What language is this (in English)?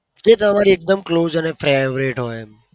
Gujarati